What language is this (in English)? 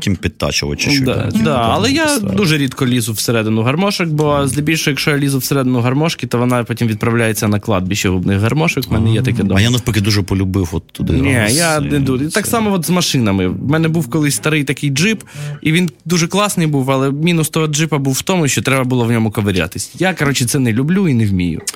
Ukrainian